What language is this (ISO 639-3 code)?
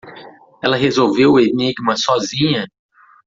por